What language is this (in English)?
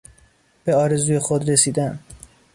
Persian